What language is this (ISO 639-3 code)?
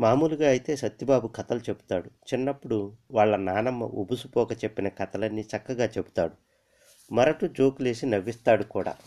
tel